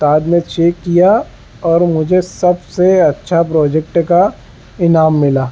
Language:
Urdu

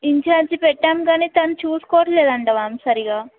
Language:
Telugu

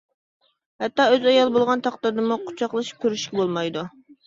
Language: Uyghur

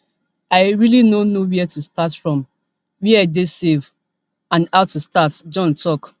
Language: Nigerian Pidgin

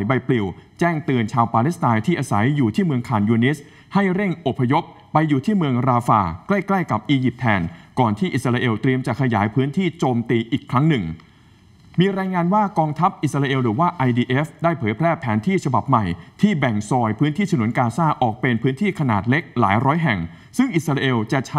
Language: Thai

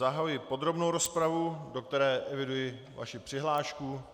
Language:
Czech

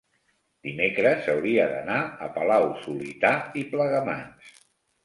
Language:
Catalan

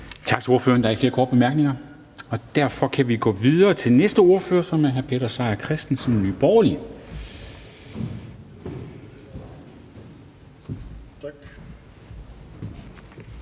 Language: Danish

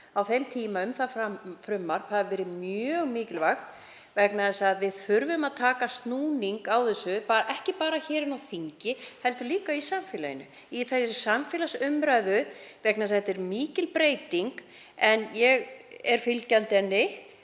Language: Icelandic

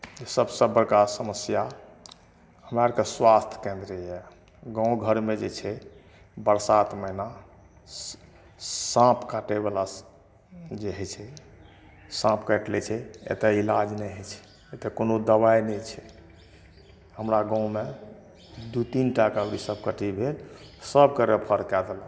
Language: Maithili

